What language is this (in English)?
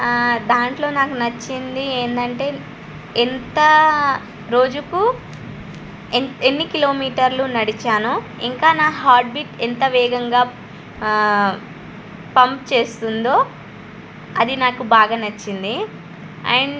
Telugu